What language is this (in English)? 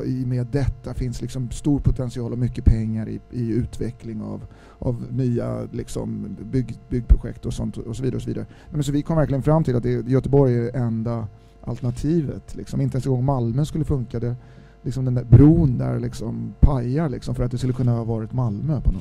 Swedish